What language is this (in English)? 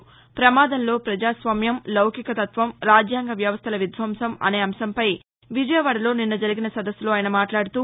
Telugu